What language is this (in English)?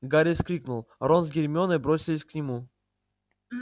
Russian